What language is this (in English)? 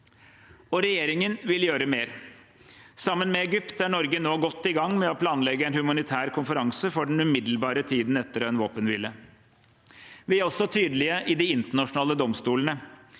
Norwegian